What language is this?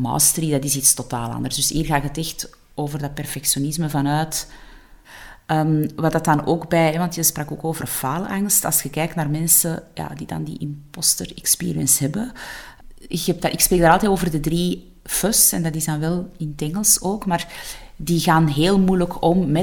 Dutch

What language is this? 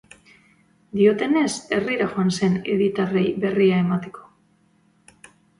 Basque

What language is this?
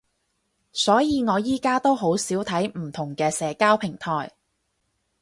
Cantonese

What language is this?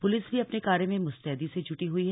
Hindi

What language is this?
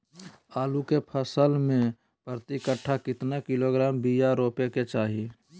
Magahi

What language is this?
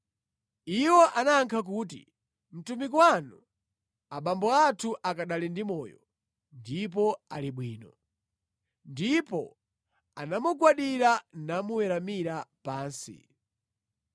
Nyanja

